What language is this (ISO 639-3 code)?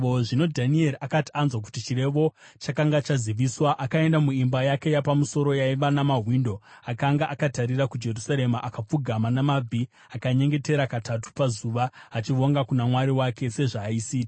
sna